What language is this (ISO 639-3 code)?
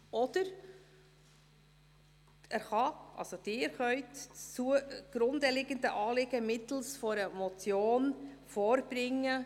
gsw